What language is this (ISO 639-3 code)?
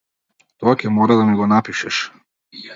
mkd